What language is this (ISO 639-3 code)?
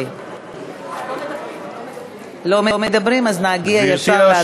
heb